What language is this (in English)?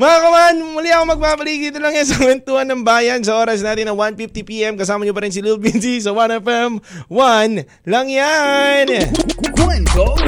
Filipino